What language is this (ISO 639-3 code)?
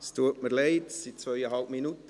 gsw